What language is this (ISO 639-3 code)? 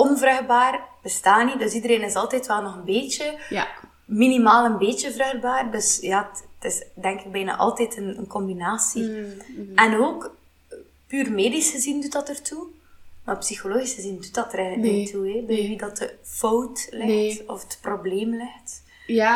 nld